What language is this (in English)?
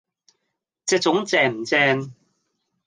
Cantonese